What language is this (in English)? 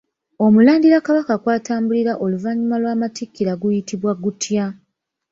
Ganda